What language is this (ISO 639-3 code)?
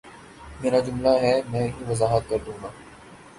urd